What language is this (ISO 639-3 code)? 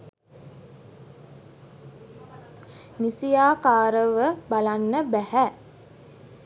sin